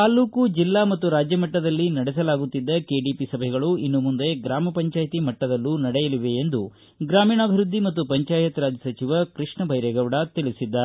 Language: Kannada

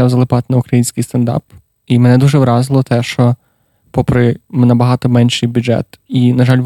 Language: Ukrainian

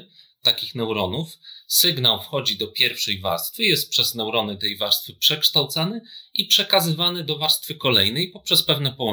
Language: Polish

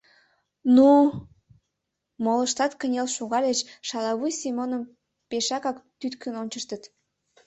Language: Mari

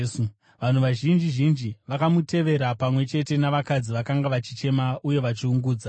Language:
Shona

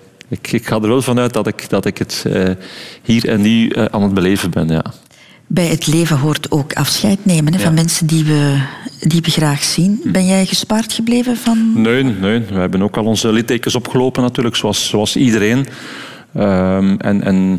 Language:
Dutch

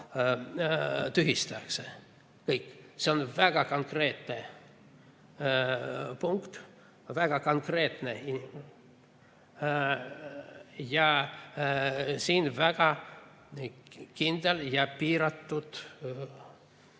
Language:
Estonian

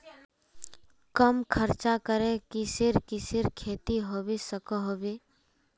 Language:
Magahi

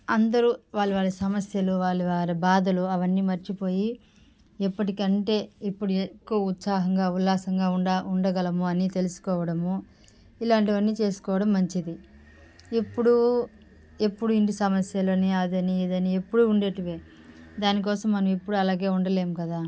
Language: Telugu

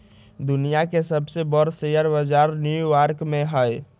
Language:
Magahi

